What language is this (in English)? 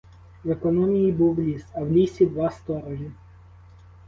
Ukrainian